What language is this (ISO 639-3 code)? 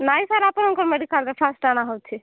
ori